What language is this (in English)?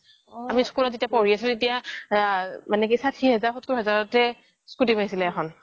Assamese